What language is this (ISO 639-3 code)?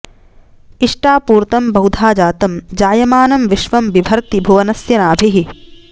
san